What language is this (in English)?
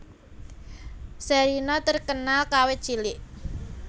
Javanese